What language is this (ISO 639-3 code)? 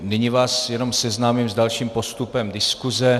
ces